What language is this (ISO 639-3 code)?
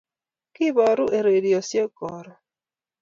kln